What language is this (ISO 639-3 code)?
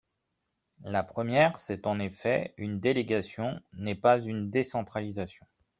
fra